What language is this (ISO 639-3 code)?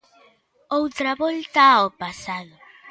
glg